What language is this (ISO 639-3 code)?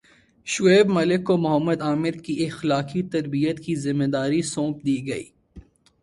urd